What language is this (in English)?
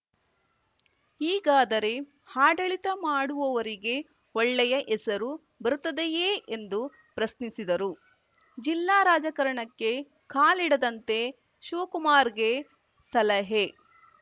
Kannada